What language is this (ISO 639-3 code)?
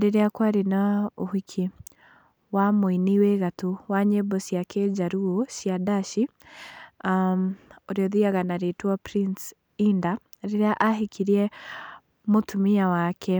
kik